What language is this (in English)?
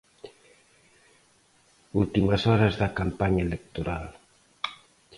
Galician